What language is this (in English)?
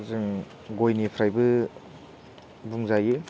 Bodo